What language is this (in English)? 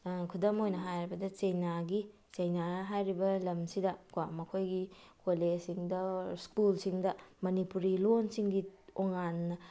Manipuri